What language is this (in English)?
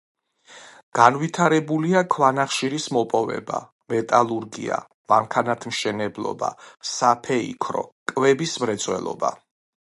Georgian